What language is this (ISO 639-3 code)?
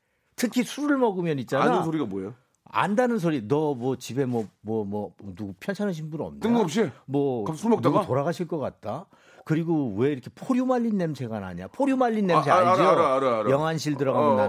kor